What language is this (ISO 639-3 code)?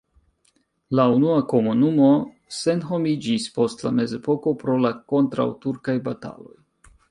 epo